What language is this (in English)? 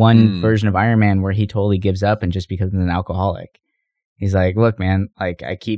English